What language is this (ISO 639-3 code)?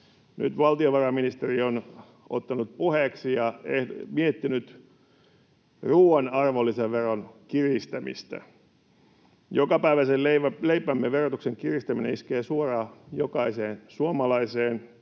fin